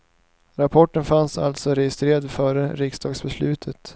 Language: Swedish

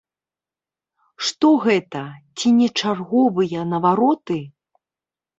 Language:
Belarusian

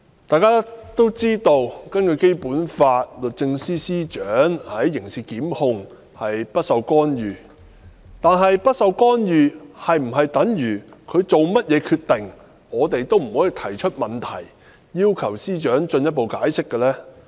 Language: Cantonese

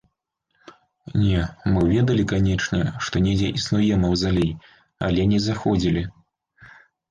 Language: Belarusian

